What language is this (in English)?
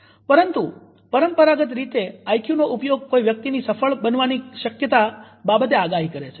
Gujarati